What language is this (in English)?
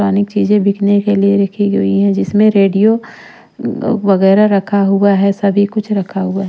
Hindi